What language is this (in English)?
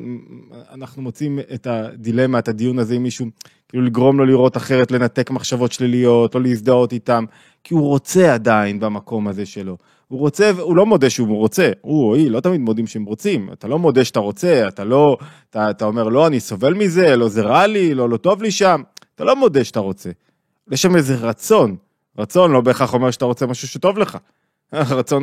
Hebrew